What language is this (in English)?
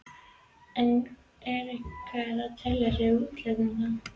Icelandic